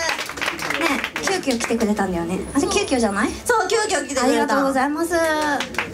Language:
Japanese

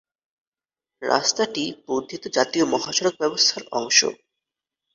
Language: Bangla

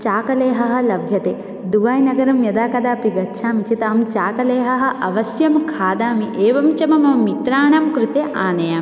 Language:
Sanskrit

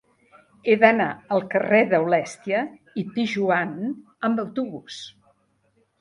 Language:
Catalan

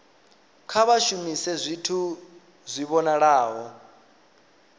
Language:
Venda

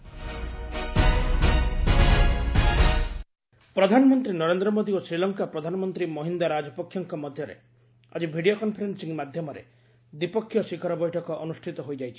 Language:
Odia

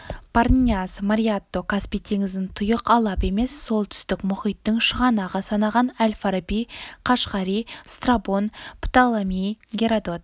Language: Kazakh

